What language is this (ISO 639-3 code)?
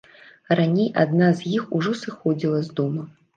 bel